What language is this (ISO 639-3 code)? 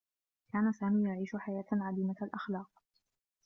ara